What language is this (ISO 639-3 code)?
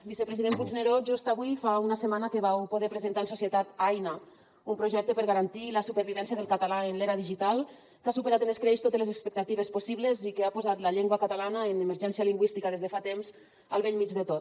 cat